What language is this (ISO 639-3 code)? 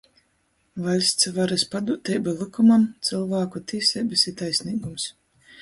ltg